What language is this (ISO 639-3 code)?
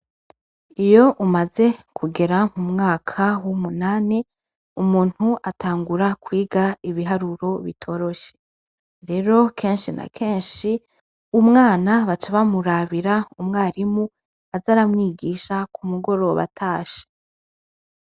run